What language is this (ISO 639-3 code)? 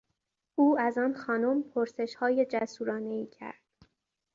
fas